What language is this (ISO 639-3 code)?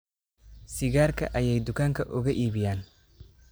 som